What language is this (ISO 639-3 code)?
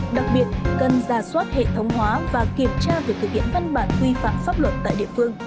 vie